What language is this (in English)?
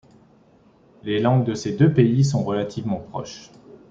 French